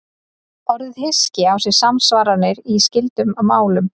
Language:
Icelandic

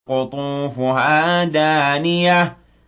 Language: Arabic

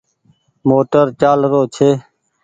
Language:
Goaria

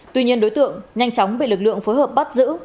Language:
Vietnamese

